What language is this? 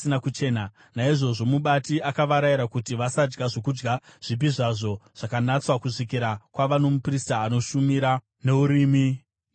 Shona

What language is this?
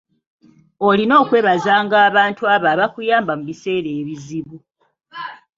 Ganda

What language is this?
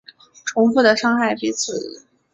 Chinese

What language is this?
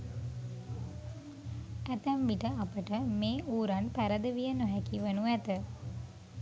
Sinhala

